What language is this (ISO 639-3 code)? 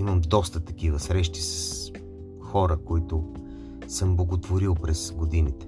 bul